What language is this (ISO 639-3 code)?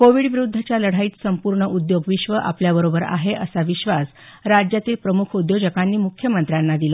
mar